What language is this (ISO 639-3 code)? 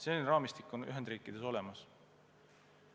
est